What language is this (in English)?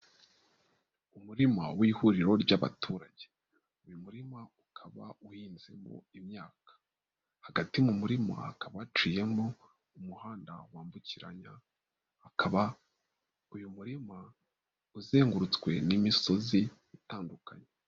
Kinyarwanda